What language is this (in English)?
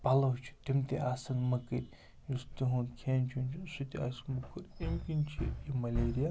Kashmiri